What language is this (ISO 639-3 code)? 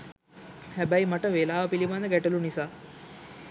sin